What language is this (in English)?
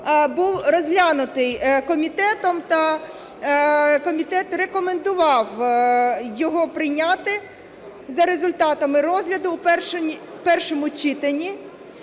Ukrainian